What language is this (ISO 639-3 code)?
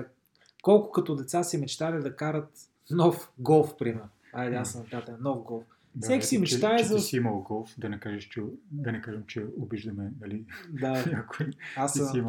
bul